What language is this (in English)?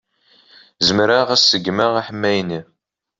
Kabyle